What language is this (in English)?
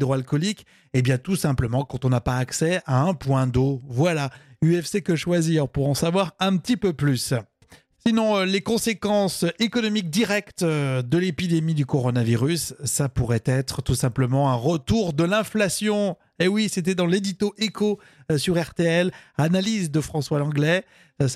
French